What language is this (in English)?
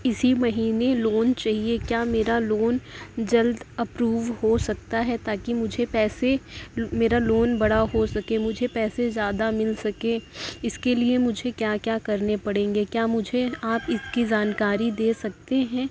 Urdu